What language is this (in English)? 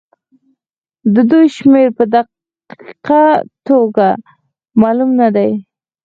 Pashto